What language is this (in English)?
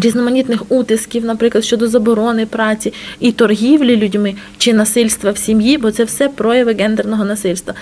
Ukrainian